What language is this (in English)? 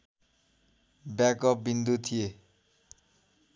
Nepali